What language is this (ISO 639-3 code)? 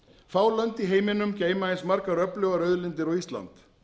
isl